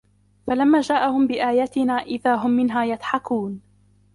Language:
Arabic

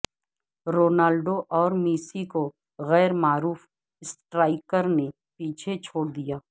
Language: Urdu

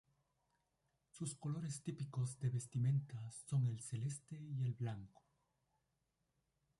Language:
Spanish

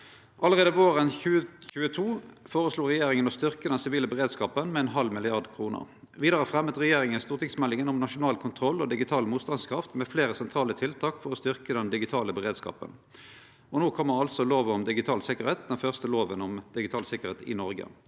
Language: Norwegian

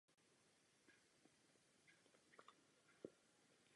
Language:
Czech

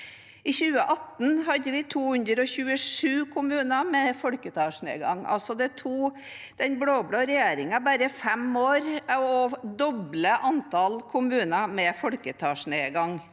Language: Norwegian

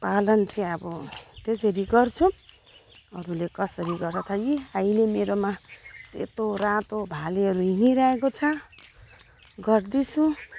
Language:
Nepali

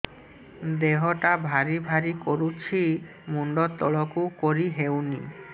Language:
Odia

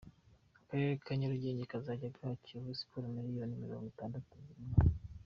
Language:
Kinyarwanda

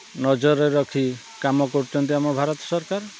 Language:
Odia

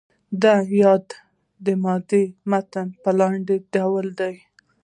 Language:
Pashto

